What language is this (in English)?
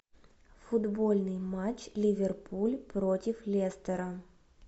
Russian